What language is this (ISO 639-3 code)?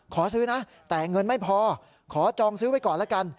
tha